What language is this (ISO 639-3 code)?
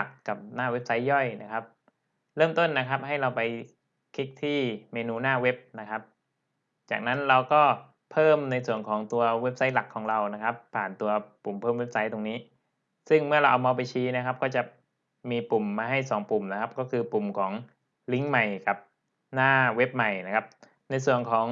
tha